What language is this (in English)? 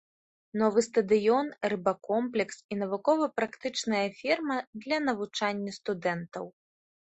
Belarusian